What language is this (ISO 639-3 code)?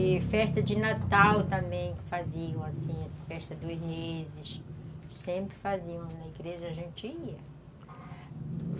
por